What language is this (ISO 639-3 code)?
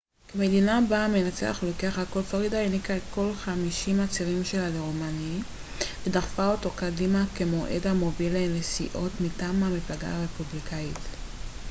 heb